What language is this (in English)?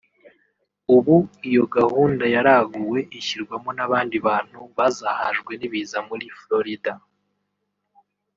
Kinyarwanda